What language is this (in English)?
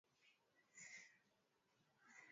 Swahili